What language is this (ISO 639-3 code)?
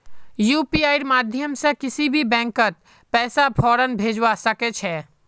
mag